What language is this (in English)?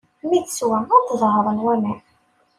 Kabyle